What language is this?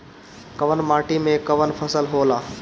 Bhojpuri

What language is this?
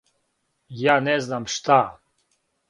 Serbian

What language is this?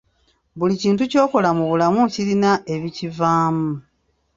Ganda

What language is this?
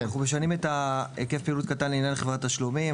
Hebrew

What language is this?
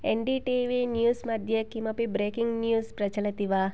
Sanskrit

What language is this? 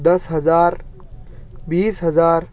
Urdu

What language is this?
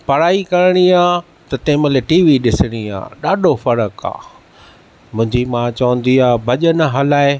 Sindhi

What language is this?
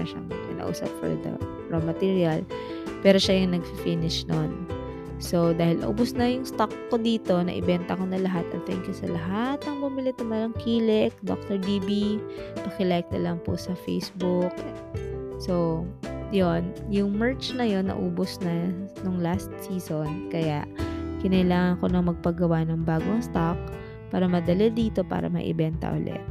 Filipino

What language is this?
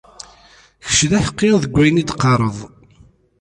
Kabyle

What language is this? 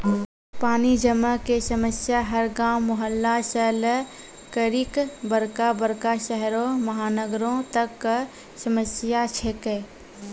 Maithili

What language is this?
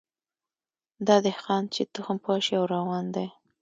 Pashto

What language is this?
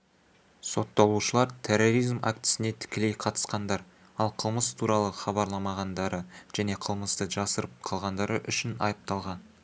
Kazakh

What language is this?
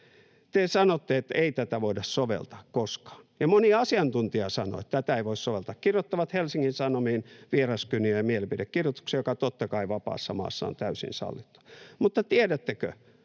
Finnish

